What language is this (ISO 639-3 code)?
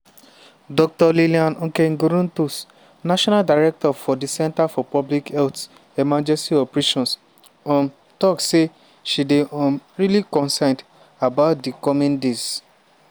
pcm